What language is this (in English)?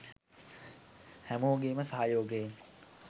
Sinhala